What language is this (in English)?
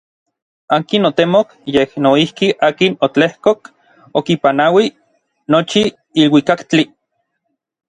Orizaba Nahuatl